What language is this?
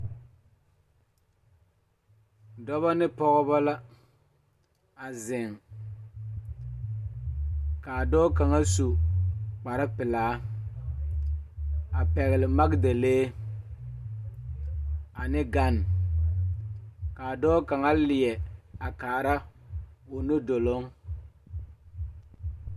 Southern Dagaare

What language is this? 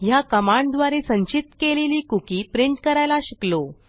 Marathi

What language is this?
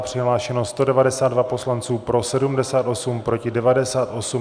Czech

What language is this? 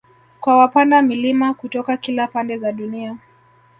Swahili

